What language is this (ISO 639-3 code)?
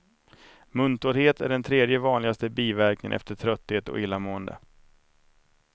swe